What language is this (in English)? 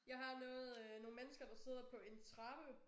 Danish